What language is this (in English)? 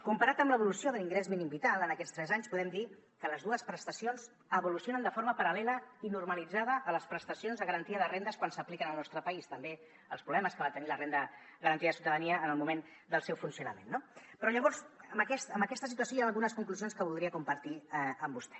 Catalan